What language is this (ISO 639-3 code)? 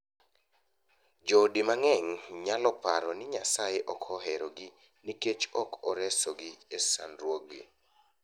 luo